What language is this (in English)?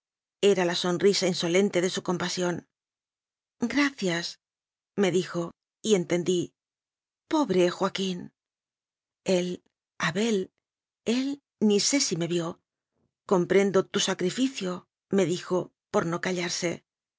Spanish